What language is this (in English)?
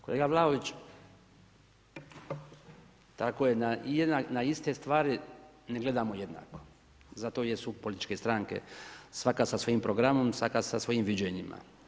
Croatian